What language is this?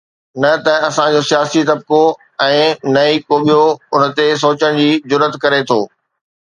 Sindhi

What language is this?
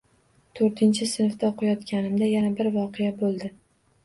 Uzbek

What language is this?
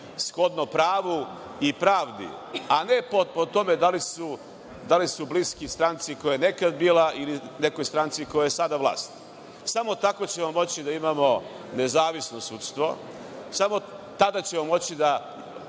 Serbian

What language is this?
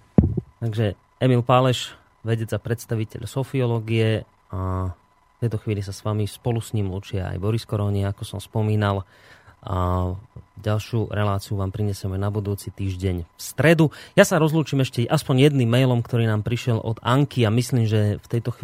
Slovak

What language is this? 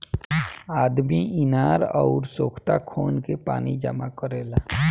Bhojpuri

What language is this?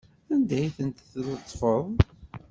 Kabyle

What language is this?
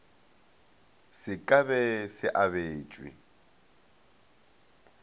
Northern Sotho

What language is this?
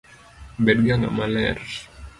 Luo (Kenya and Tanzania)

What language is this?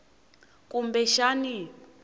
Tsonga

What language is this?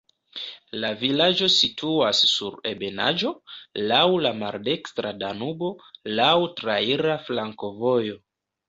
Esperanto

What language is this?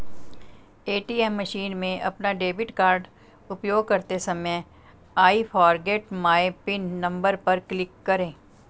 Hindi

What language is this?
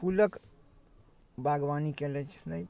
Maithili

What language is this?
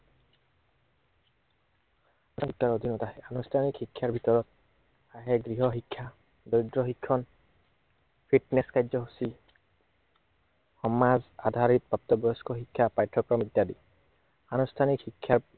Assamese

